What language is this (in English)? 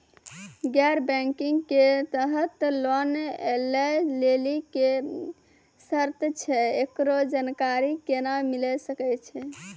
Maithili